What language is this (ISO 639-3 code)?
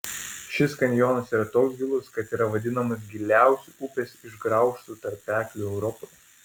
lit